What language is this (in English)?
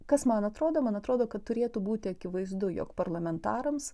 Lithuanian